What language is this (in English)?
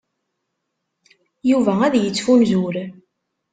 Kabyle